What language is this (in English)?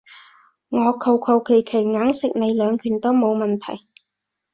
Cantonese